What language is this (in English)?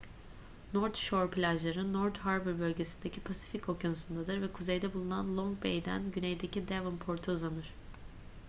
Turkish